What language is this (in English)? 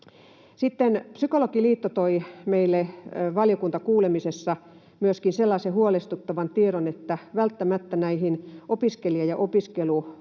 Finnish